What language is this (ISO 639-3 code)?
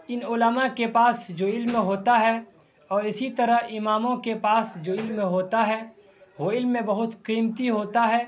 urd